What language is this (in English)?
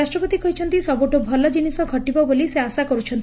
Odia